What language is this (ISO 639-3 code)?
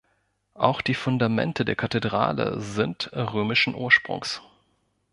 deu